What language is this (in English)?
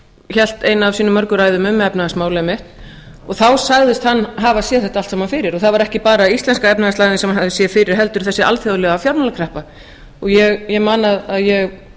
Icelandic